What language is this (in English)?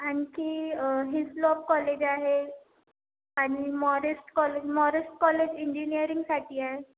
Marathi